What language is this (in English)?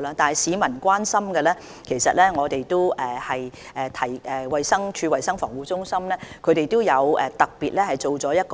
Cantonese